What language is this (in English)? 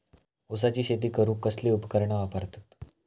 Marathi